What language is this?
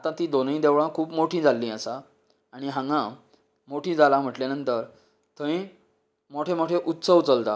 Konkani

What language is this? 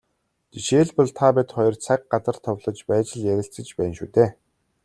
Mongolian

